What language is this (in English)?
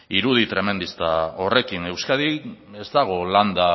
Basque